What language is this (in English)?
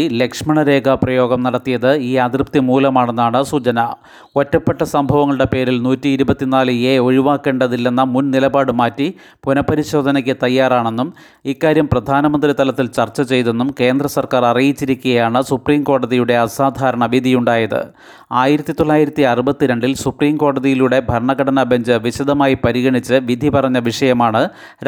Malayalam